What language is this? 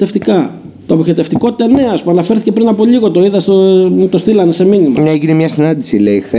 Greek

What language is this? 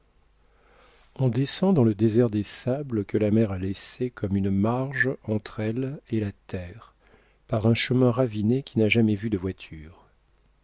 French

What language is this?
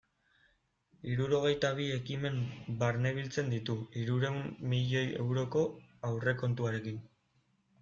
Basque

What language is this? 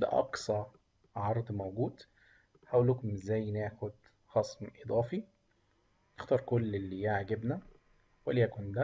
Arabic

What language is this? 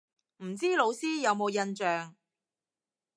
Cantonese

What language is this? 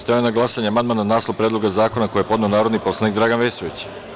Serbian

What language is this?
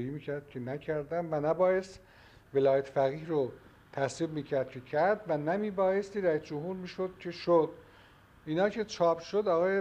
Persian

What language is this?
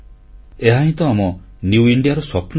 Odia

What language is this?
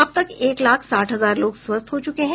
Hindi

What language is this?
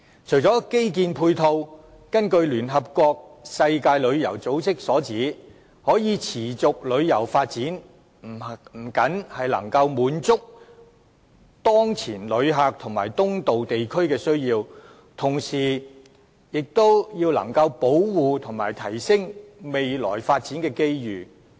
Cantonese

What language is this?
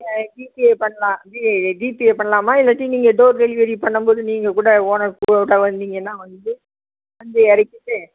Tamil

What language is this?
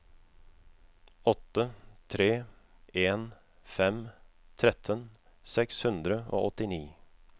Norwegian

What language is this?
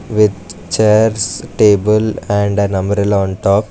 English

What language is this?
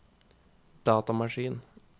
Norwegian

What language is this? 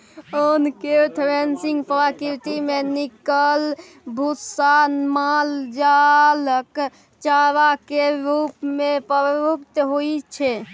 Maithili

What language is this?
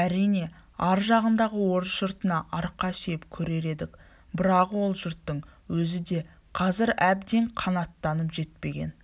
Kazakh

